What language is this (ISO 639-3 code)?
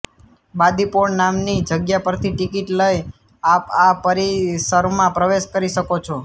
guj